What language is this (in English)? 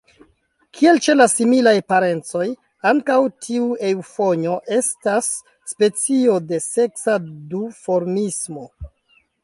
Esperanto